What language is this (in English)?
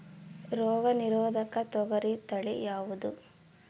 Kannada